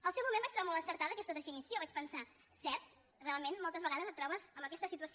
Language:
Catalan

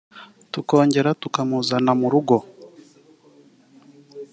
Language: Kinyarwanda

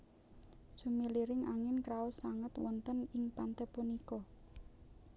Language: Javanese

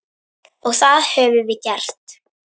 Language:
Icelandic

